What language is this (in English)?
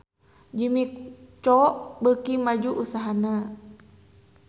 Sundanese